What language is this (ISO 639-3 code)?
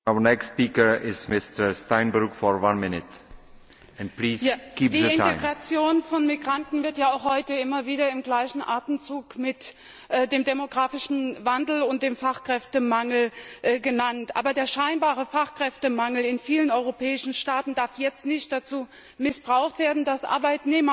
deu